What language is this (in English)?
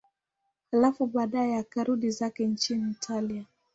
Swahili